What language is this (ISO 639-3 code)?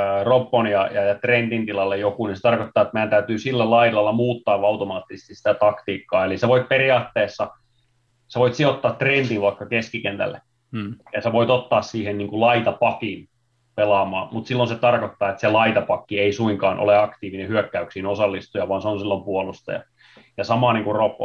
fin